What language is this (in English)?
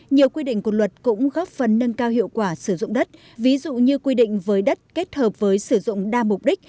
Vietnamese